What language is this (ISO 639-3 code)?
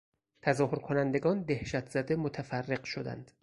fas